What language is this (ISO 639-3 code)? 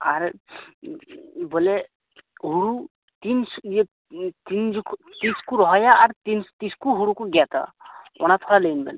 sat